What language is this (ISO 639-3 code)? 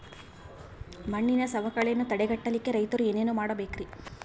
kan